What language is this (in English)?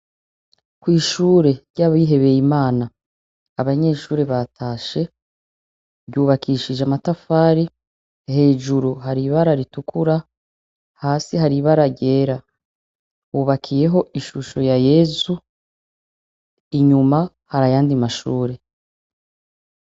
Rundi